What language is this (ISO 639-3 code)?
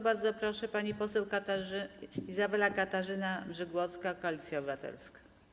pol